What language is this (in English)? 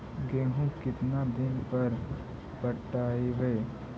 Magahi